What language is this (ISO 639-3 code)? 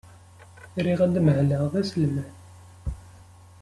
kab